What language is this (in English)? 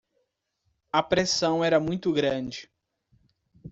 Portuguese